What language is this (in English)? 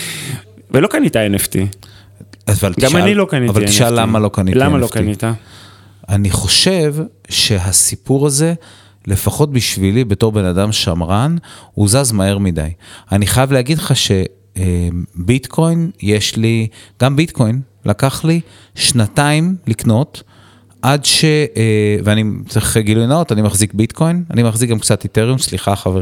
Hebrew